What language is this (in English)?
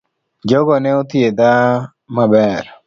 Luo (Kenya and Tanzania)